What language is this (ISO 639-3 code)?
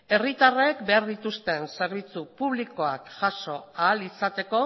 eus